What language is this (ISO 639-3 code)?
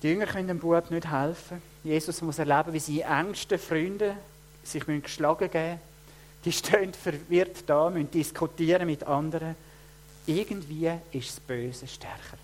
deu